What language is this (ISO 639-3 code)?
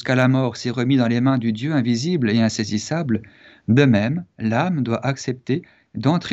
fra